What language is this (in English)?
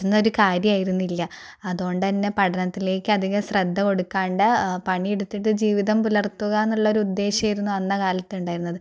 Malayalam